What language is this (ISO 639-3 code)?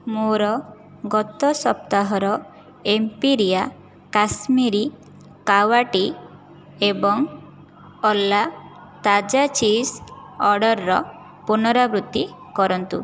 ori